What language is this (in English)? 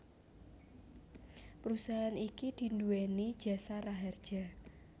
Javanese